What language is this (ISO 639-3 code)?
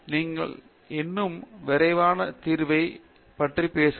tam